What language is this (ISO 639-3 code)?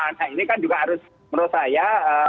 ind